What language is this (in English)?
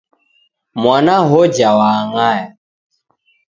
Taita